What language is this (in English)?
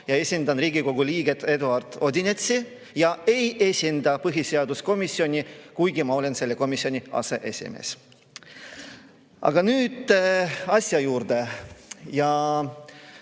Estonian